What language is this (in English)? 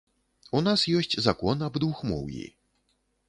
Belarusian